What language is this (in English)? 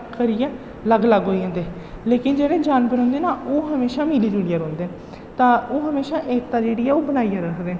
Dogri